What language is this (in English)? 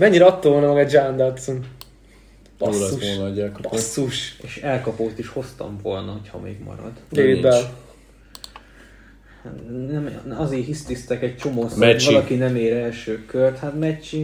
Hungarian